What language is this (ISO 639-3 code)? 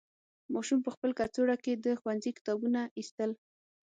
pus